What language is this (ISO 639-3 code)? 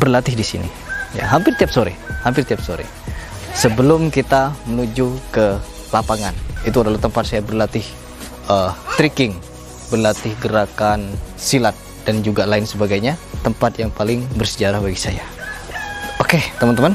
ind